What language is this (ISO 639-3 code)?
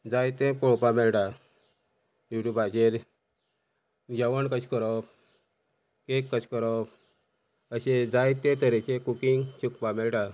kok